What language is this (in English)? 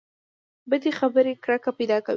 Pashto